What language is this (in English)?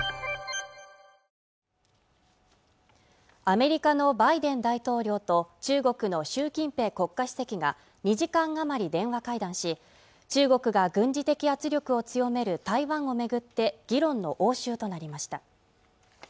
Japanese